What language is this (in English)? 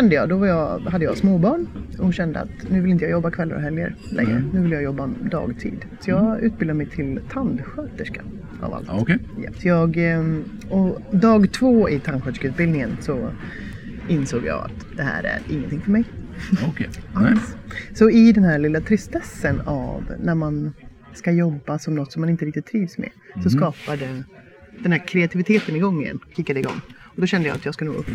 Swedish